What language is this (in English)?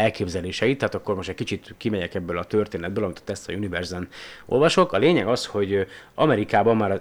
Hungarian